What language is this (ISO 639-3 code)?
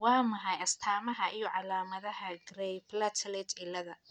som